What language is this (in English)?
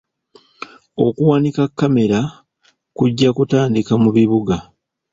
Ganda